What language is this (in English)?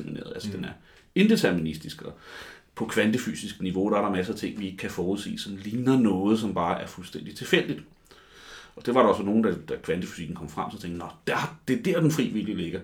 Danish